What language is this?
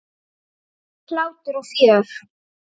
Icelandic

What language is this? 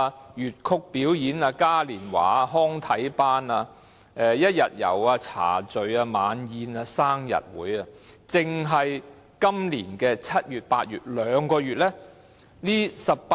Cantonese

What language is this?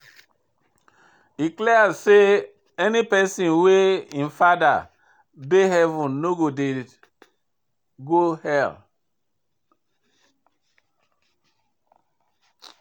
Nigerian Pidgin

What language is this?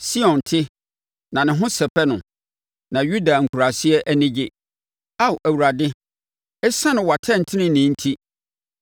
Akan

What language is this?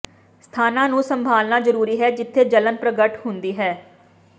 Punjabi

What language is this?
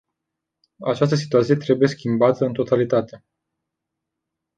Romanian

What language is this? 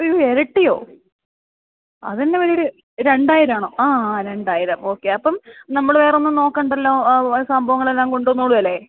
Malayalam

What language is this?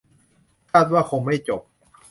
Thai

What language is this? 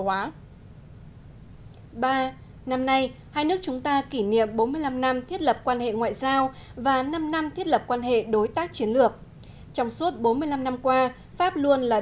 Vietnamese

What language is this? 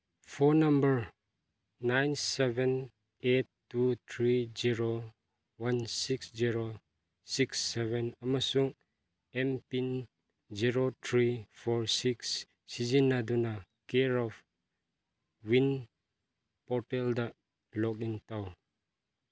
Manipuri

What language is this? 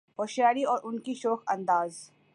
Urdu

